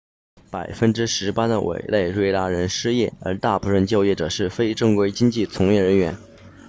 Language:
Chinese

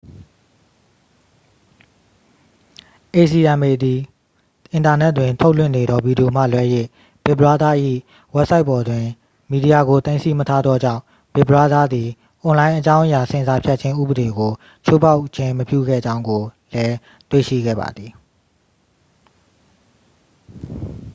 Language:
Burmese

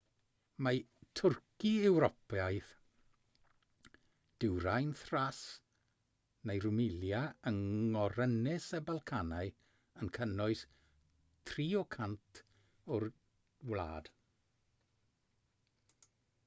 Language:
Welsh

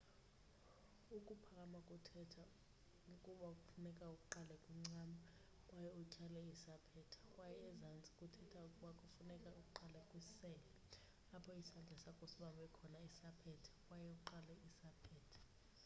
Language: Xhosa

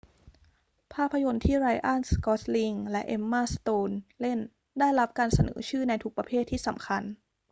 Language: Thai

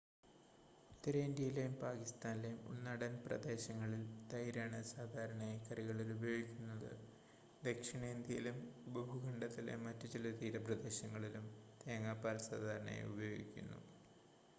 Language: Malayalam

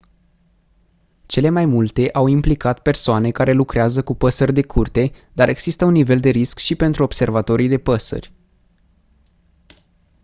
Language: Romanian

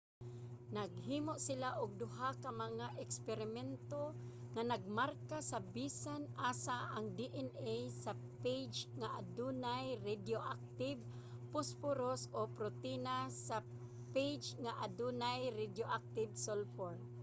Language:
Cebuano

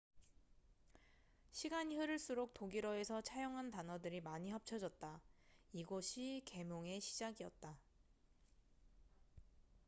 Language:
Korean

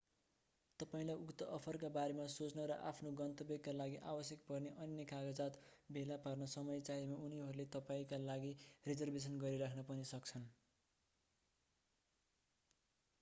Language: Nepali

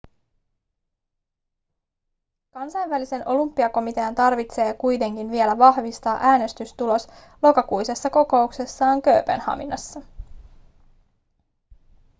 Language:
Finnish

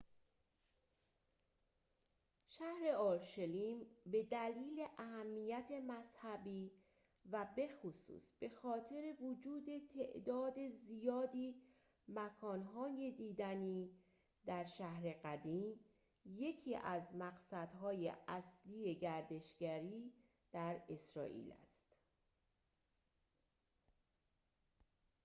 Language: Persian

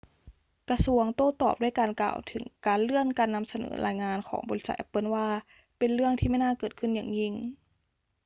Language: Thai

